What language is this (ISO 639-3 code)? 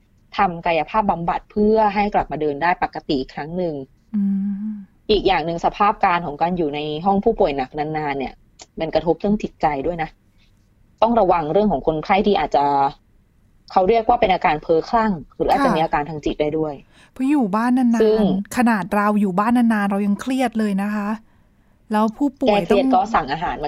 tha